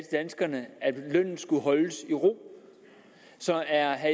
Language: Danish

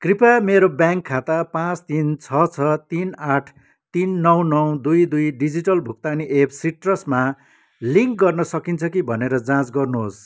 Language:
Nepali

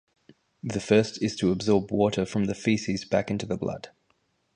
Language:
English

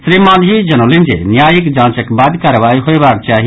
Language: Maithili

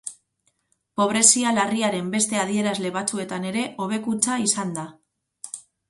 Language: Basque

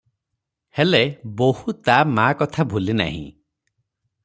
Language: Odia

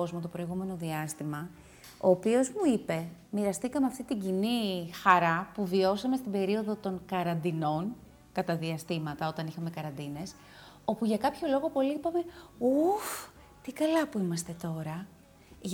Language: Greek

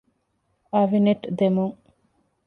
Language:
Divehi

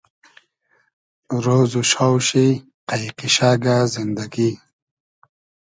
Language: Hazaragi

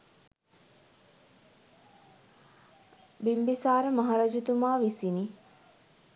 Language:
Sinhala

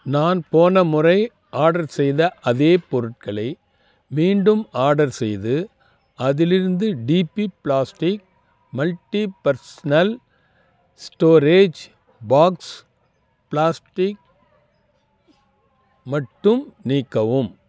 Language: Tamil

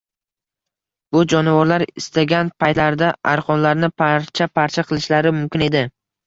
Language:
Uzbek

